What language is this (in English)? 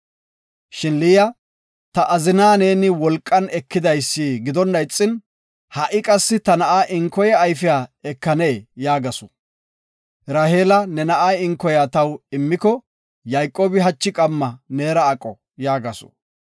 Gofa